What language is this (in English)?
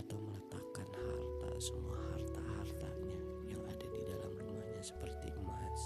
Indonesian